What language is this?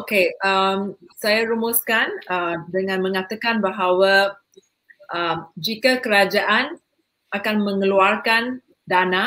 Malay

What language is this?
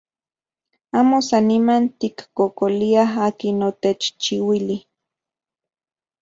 Central Puebla Nahuatl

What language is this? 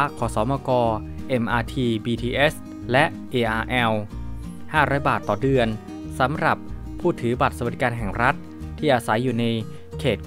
Thai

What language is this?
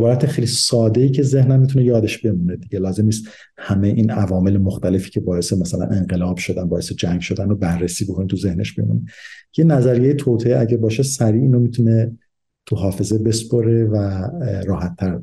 Persian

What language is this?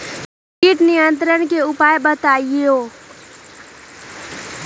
Magahi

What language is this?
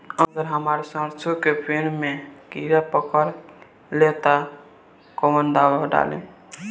Bhojpuri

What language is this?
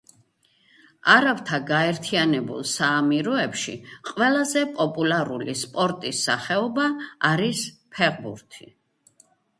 Georgian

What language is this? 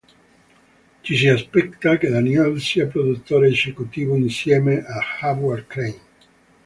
Italian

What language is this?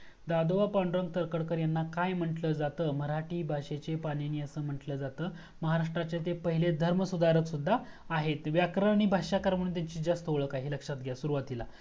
Marathi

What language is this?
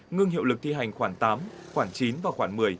Vietnamese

